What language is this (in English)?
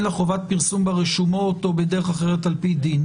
Hebrew